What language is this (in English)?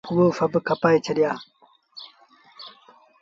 Sindhi Bhil